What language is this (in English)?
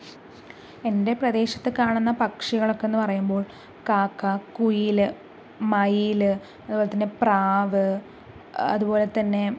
Malayalam